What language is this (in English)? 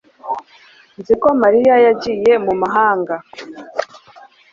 Kinyarwanda